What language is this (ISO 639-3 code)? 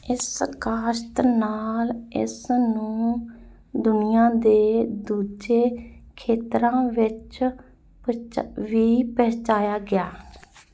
pan